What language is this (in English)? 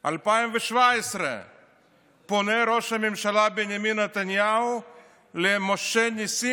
Hebrew